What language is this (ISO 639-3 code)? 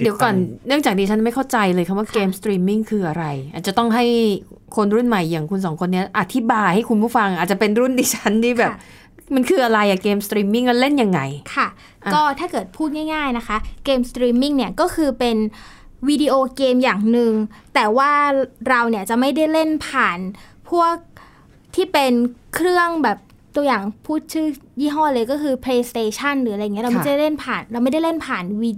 tha